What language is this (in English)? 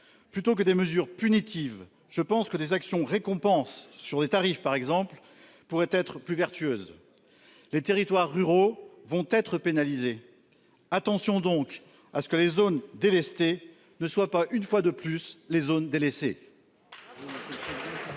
French